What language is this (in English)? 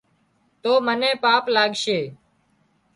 Wadiyara Koli